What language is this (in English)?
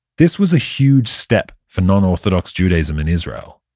English